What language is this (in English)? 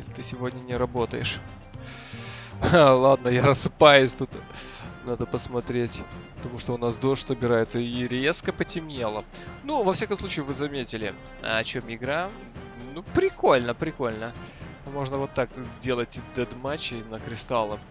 Russian